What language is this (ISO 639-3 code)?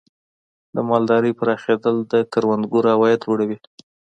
pus